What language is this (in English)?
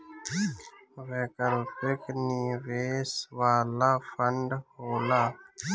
Bhojpuri